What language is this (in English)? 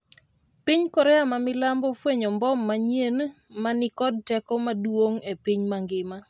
Luo (Kenya and Tanzania)